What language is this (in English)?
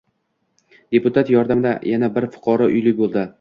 Uzbek